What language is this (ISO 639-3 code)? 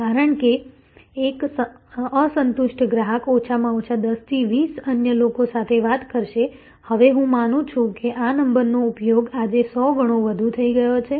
guj